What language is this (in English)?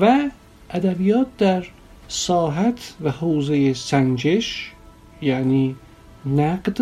Persian